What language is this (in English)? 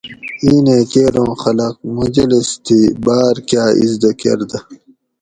Gawri